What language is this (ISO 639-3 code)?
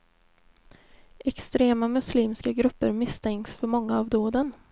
swe